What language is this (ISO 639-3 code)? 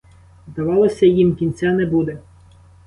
ukr